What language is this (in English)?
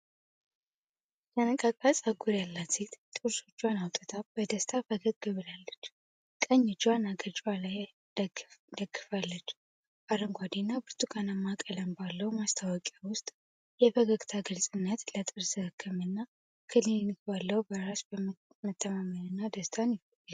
Amharic